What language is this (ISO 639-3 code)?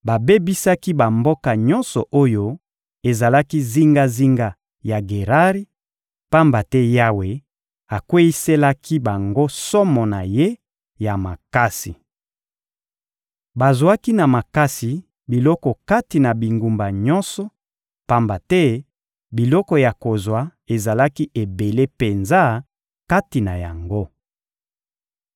lin